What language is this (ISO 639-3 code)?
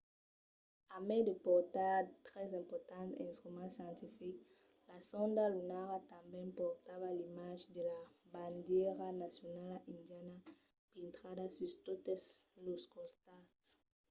oci